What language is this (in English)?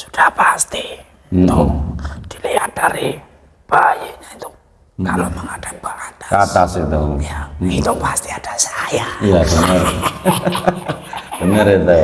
Indonesian